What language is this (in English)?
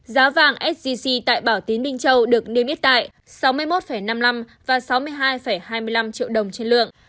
Vietnamese